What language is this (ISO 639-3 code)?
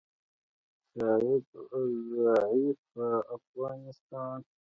pus